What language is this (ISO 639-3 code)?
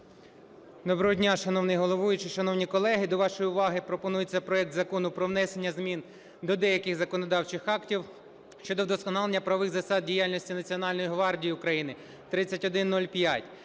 ukr